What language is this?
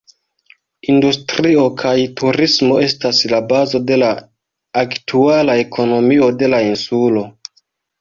Esperanto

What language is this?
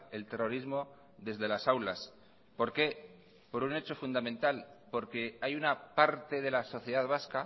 Spanish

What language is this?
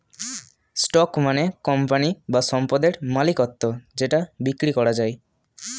Bangla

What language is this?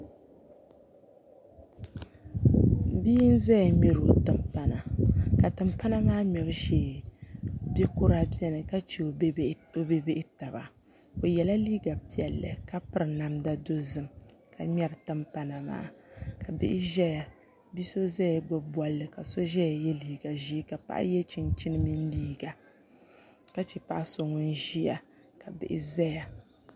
Dagbani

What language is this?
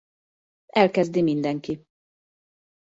Hungarian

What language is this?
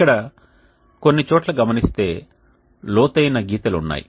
Telugu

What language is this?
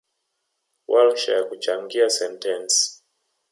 Swahili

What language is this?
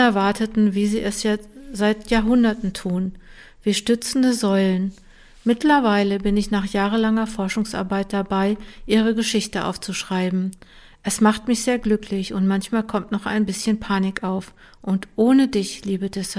German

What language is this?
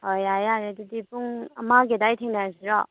Manipuri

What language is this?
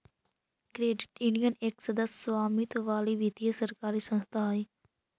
Magahi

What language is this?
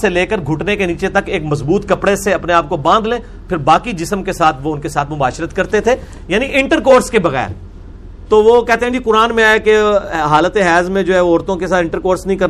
Urdu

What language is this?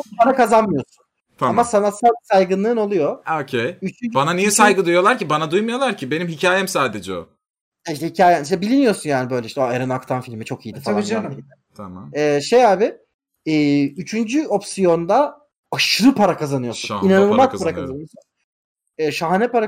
Turkish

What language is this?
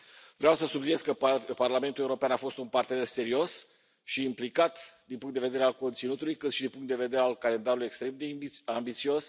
Romanian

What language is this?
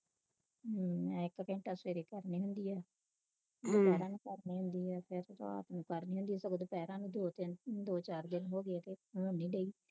Punjabi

